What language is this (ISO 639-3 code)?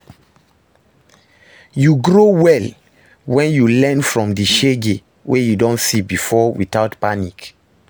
pcm